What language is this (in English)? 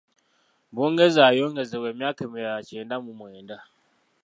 Ganda